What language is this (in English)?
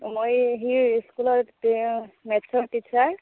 Assamese